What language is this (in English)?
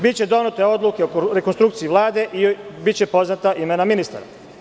Serbian